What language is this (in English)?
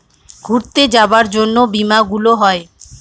Bangla